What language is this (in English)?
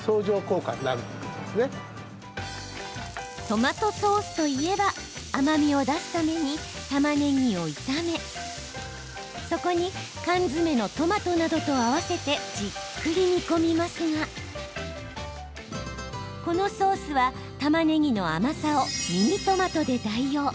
Japanese